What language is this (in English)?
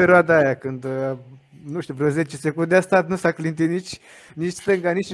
Romanian